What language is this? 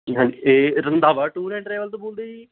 Punjabi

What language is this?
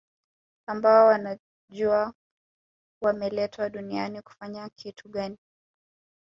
Swahili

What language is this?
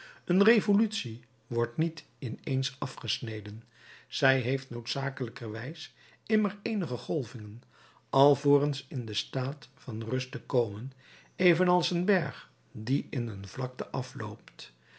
Dutch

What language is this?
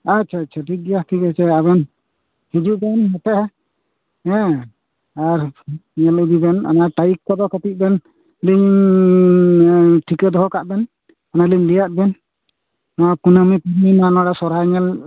Santali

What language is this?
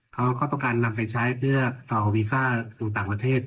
Thai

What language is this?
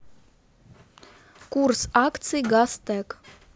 Russian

